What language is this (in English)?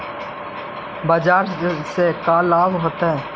Magahi